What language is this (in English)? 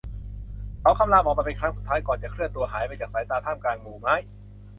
Thai